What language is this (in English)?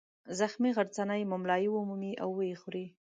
Pashto